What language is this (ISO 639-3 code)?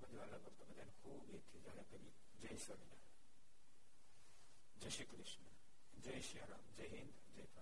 guj